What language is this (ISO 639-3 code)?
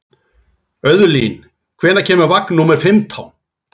isl